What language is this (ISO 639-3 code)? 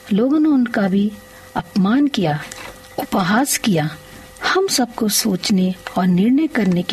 hin